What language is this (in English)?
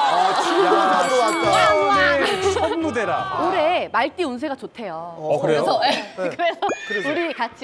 Korean